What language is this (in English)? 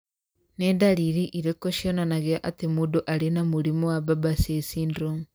Kikuyu